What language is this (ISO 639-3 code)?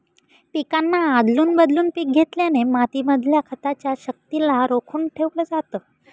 mar